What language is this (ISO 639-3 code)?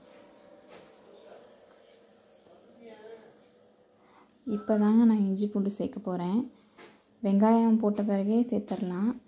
ron